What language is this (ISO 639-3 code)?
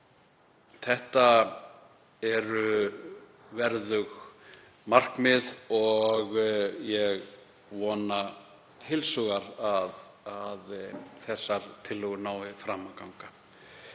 isl